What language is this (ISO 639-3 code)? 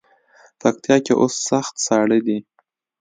pus